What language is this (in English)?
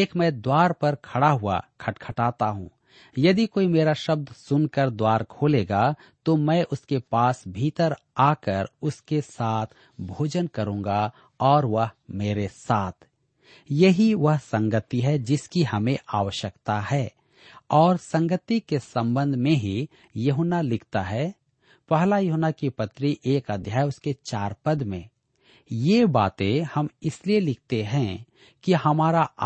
Hindi